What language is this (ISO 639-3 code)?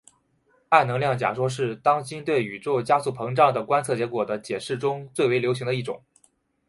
zho